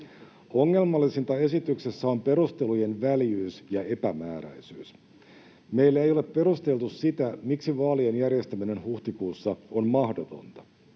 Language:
Finnish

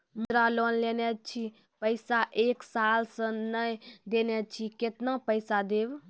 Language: Maithili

